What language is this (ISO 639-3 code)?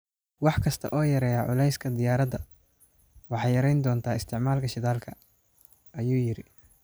som